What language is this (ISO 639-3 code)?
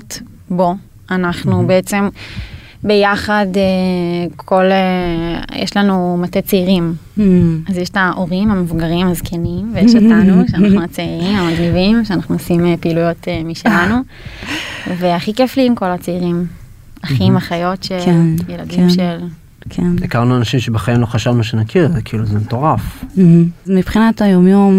heb